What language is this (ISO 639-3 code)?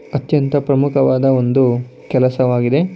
kan